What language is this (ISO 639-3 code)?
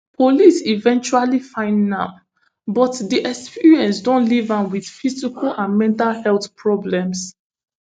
pcm